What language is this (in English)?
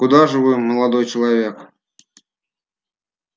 Russian